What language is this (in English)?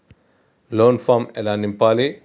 Telugu